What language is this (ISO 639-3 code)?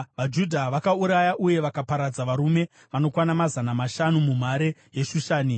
sna